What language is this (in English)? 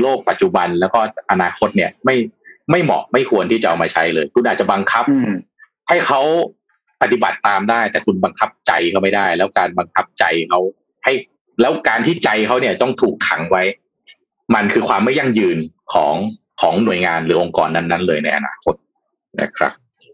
Thai